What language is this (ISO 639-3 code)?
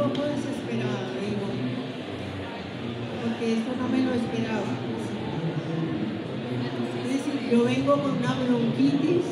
spa